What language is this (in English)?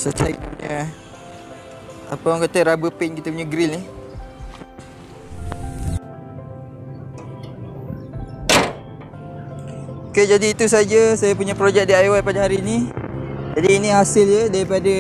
Malay